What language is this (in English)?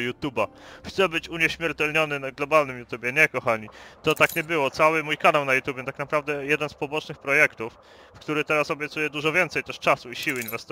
Polish